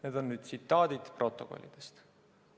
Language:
Estonian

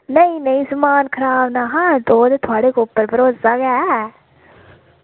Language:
Dogri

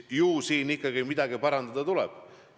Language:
Estonian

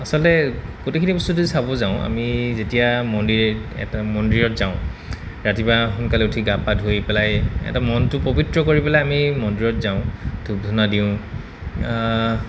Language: Assamese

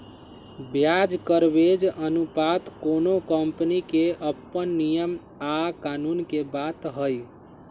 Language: Magahi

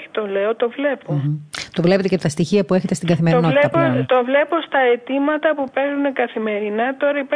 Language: Greek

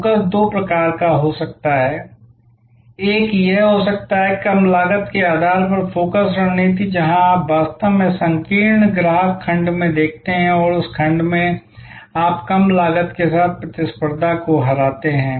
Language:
Hindi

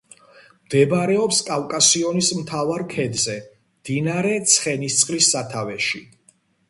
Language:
Georgian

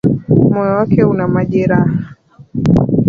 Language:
Swahili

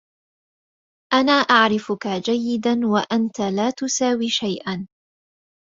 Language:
Arabic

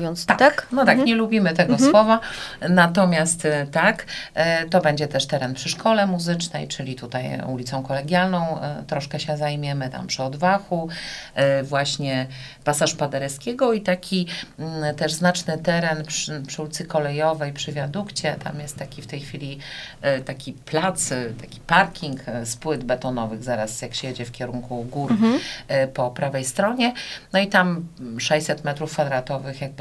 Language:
Polish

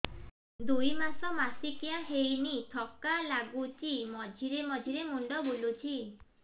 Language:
Odia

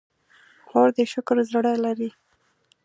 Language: Pashto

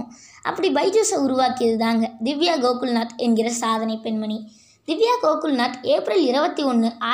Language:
Tamil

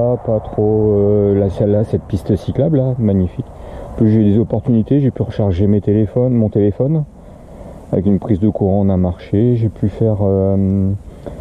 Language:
French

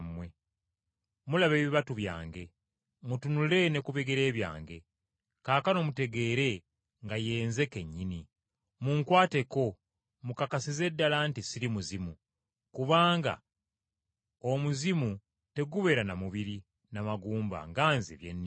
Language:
Ganda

